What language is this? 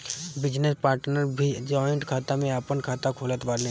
Bhojpuri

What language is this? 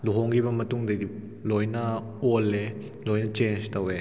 Manipuri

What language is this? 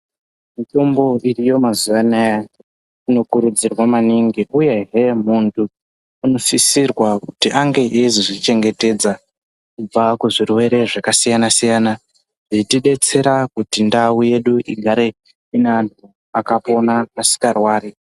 Ndau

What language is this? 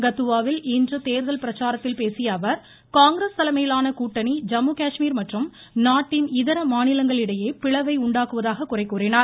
Tamil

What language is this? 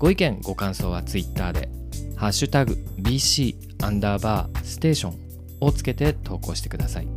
Japanese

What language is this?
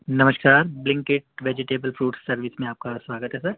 Urdu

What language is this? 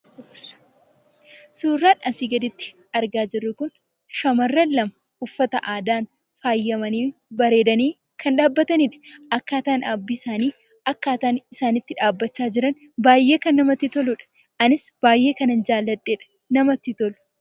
Oromo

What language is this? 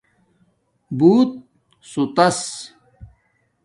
Domaaki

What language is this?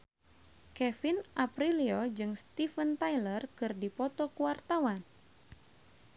Sundanese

